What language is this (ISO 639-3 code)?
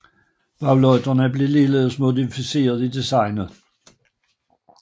dan